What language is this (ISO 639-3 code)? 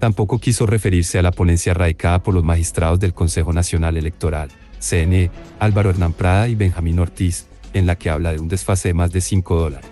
spa